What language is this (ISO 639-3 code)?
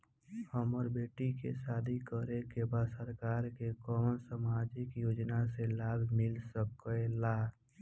bho